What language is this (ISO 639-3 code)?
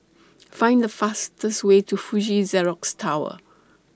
eng